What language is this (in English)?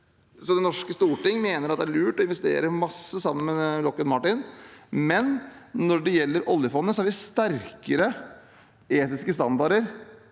Norwegian